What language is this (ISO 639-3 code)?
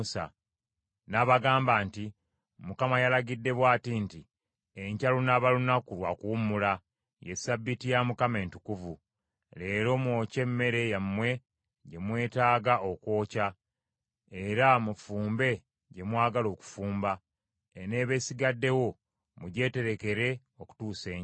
lug